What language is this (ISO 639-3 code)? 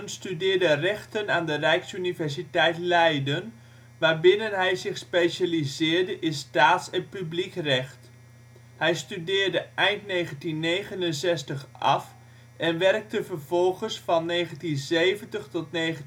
nld